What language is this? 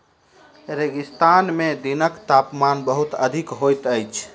Maithili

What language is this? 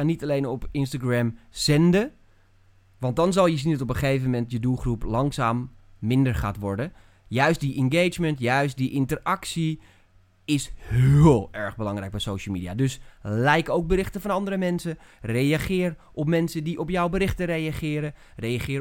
Dutch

